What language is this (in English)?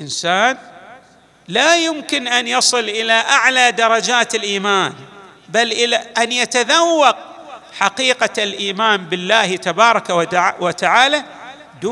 Arabic